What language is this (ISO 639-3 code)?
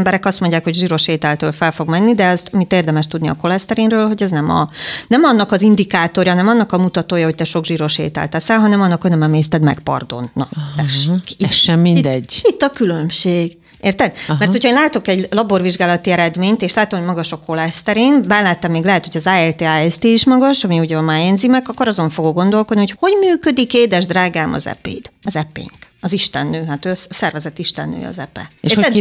hun